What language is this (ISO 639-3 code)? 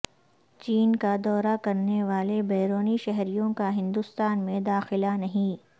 urd